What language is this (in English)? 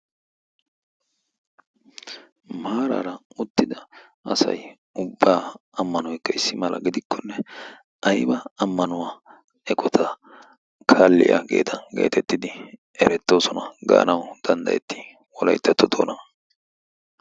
Wolaytta